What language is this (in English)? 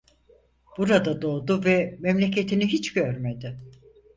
Turkish